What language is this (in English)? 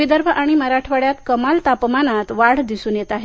Marathi